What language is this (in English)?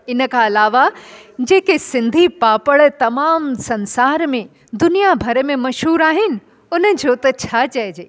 Sindhi